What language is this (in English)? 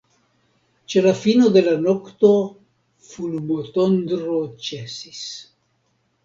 Esperanto